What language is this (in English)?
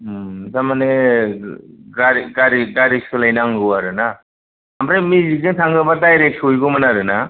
Bodo